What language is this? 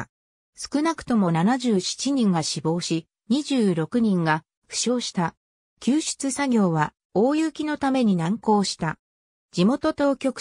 Japanese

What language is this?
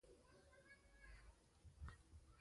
Pashto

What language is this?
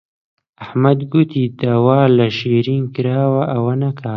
Central Kurdish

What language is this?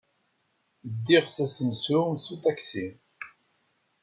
Kabyle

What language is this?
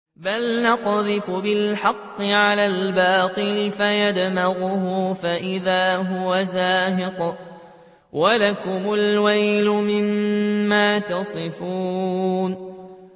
Arabic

